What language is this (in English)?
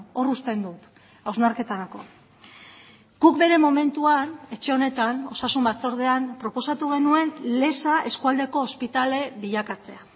Basque